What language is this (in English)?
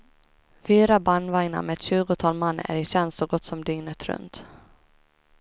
Swedish